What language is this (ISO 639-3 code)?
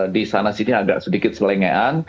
ind